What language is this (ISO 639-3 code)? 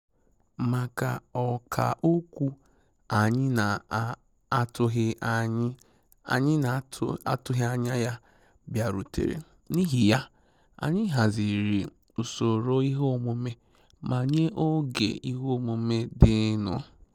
ibo